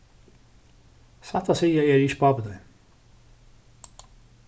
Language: Faroese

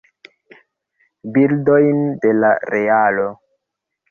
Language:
Esperanto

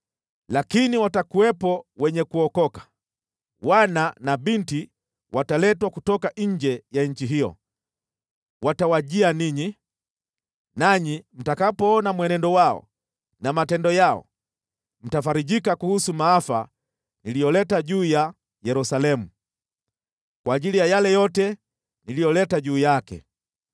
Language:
Swahili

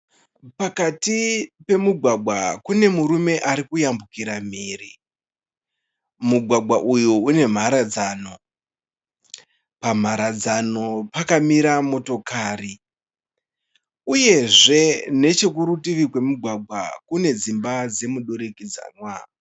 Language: Shona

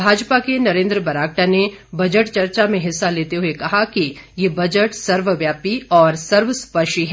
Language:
Hindi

